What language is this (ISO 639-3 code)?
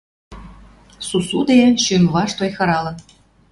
mrj